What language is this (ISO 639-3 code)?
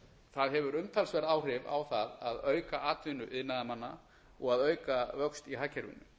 isl